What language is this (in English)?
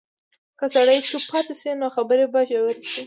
Pashto